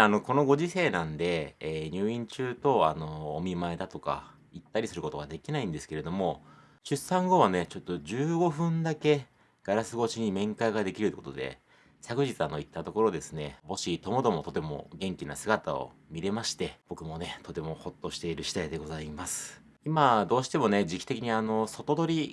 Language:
Japanese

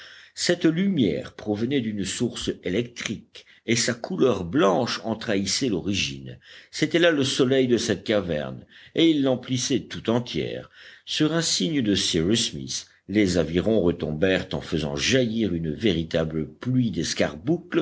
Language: French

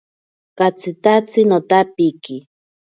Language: Ashéninka Perené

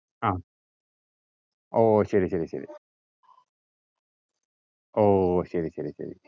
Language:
Malayalam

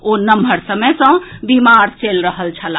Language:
Maithili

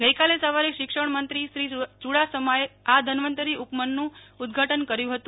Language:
Gujarati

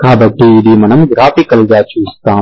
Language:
Telugu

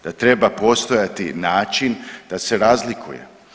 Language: Croatian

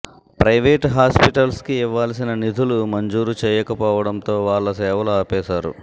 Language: Telugu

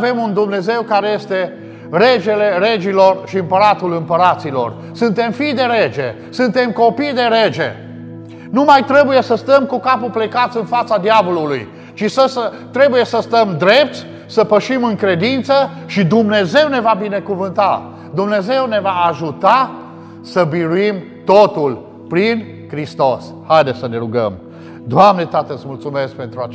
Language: Romanian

